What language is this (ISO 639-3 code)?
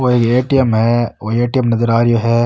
raj